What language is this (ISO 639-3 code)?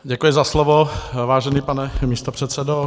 ces